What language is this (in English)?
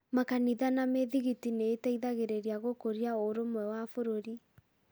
Kikuyu